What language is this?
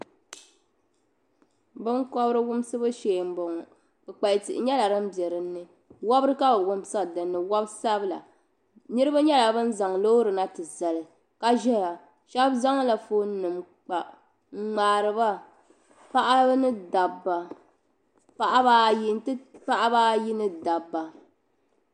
Dagbani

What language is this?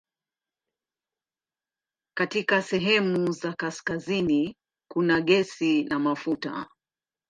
Swahili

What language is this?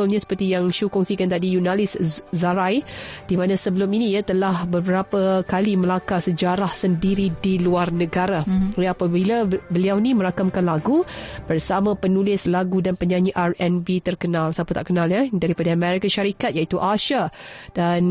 Malay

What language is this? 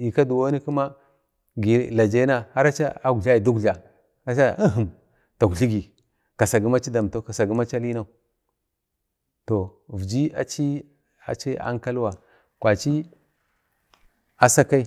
Bade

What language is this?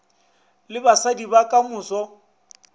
Northern Sotho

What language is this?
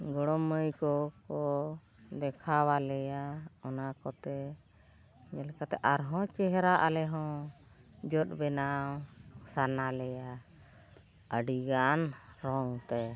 Santali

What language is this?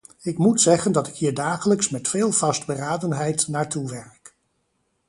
Dutch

